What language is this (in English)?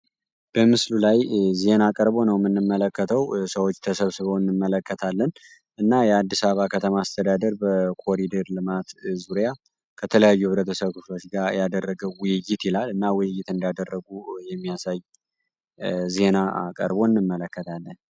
Amharic